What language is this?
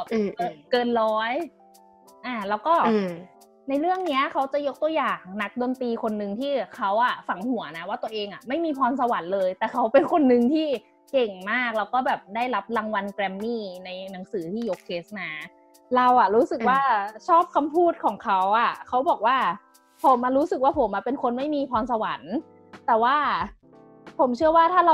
Thai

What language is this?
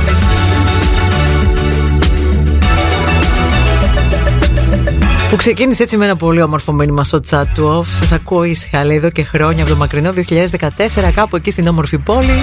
Greek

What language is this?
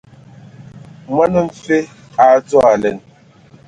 Ewondo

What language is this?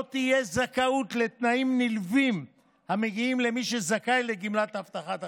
Hebrew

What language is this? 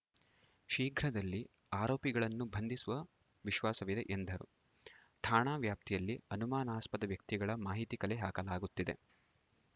Kannada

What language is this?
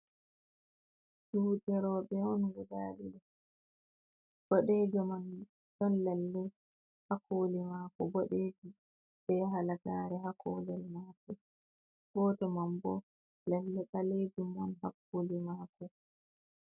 Fula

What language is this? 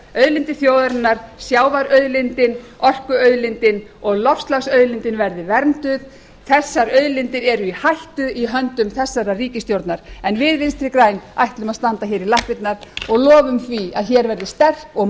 Icelandic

